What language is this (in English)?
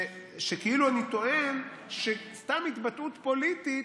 Hebrew